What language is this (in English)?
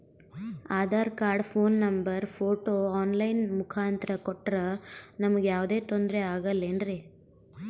Kannada